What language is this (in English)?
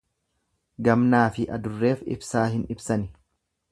Oromo